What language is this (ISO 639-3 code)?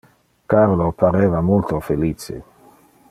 ina